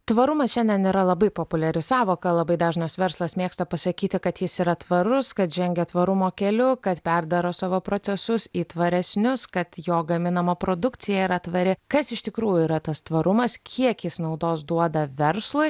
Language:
Lithuanian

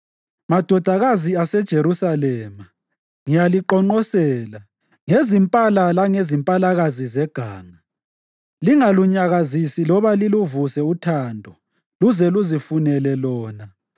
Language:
North Ndebele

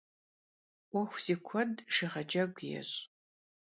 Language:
Kabardian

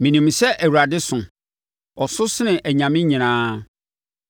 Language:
Akan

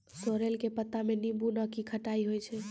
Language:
Maithili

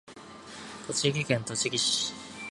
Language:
Japanese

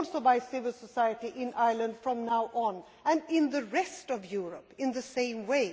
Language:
English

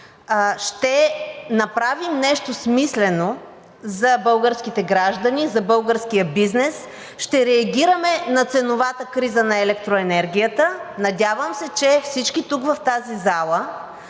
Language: Bulgarian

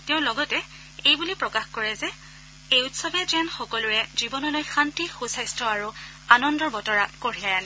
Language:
Assamese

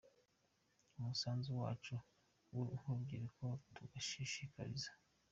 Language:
Kinyarwanda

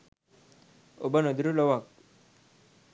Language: Sinhala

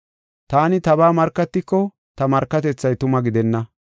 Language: Gofa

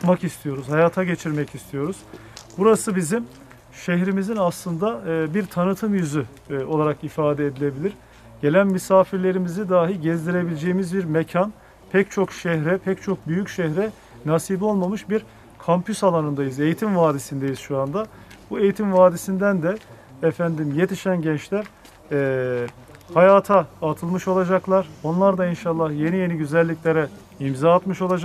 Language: Turkish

